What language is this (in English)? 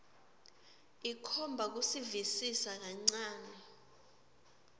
Swati